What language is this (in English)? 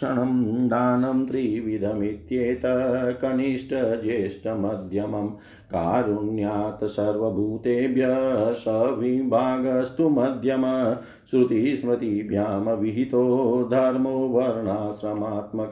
Hindi